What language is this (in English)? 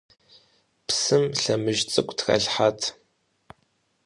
Kabardian